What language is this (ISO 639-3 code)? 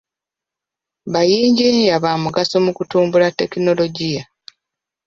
lug